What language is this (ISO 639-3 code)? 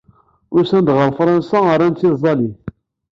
kab